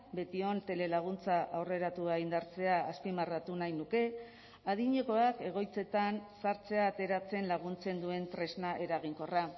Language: Basque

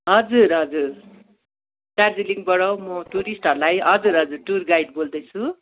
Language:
Nepali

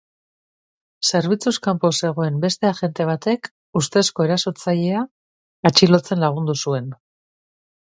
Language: Basque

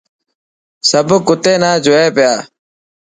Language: Dhatki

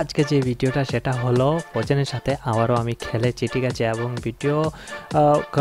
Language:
Romanian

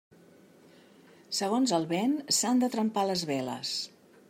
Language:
Catalan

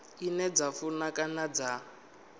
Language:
Venda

